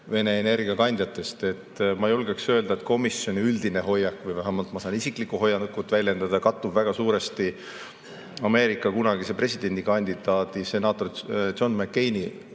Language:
Estonian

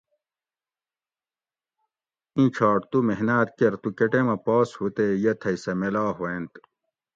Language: Gawri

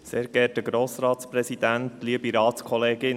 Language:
Swiss German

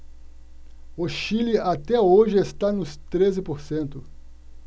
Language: Portuguese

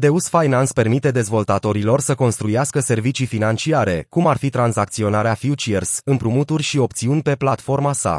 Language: Romanian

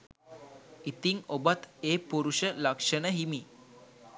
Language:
Sinhala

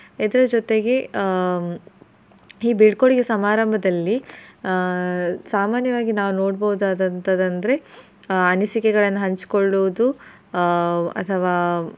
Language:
Kannada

